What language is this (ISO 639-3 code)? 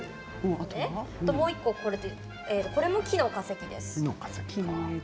jpn